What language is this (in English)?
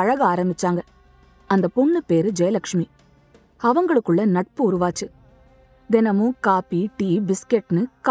Tamil